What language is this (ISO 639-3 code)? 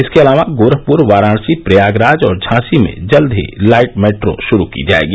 hin